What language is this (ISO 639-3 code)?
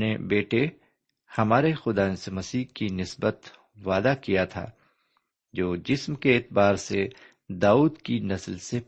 urd